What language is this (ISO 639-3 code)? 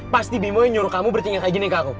ind